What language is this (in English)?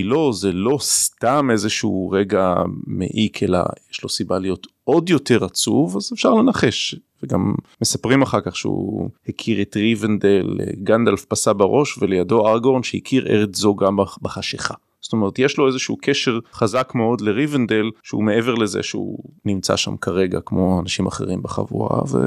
Hebrew